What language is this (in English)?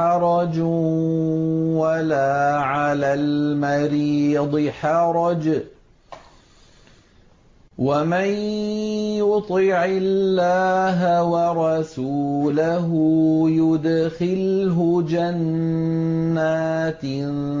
Arabic